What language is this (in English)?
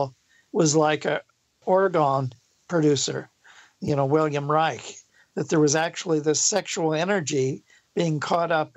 English